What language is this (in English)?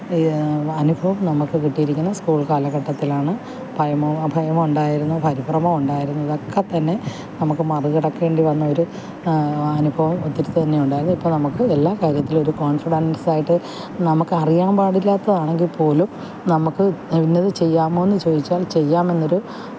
Malayalam